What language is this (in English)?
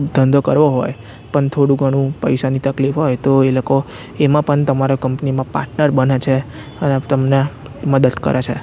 Gujarati